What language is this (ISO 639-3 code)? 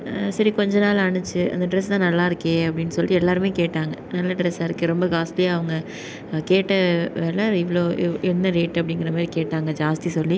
tam